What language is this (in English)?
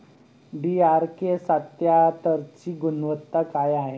Marathi